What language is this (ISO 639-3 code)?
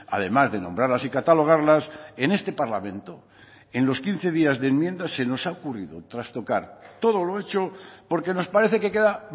spa